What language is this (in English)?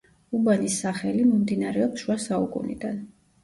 Georgian